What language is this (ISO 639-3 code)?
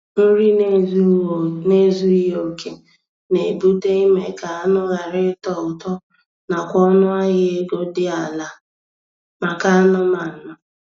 ibo